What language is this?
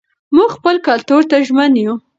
Pashto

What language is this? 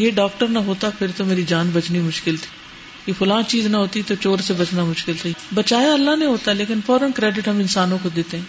Urdu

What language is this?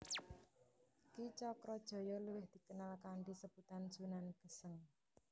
Javanese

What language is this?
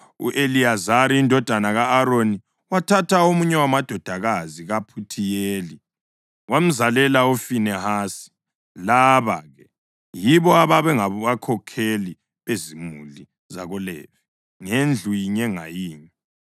North Ndebele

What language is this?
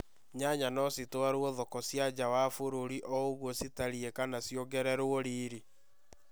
Kikuyu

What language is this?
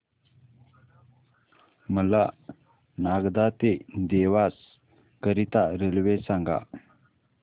Marathi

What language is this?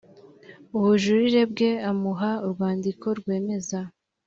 Kinyarwanda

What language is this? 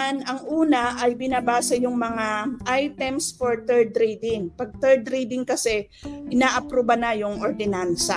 Filipino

